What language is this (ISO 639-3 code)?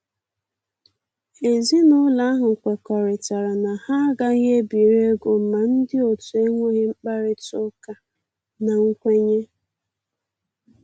ibo